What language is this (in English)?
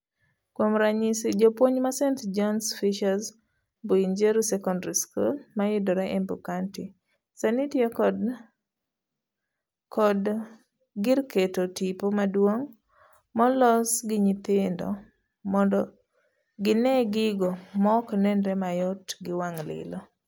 Luo (Kenya and Tanzania)